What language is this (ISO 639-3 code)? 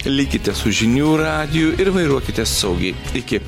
lit